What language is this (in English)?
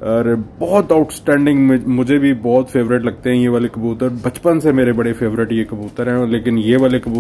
Hindi